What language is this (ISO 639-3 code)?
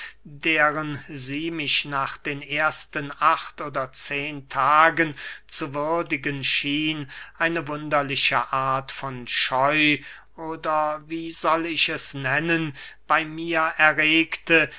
deu